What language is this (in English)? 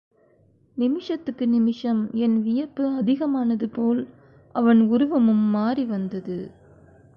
Tamil